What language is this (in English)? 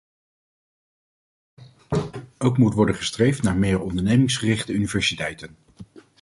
Dutch